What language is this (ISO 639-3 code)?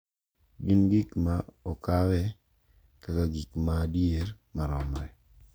luo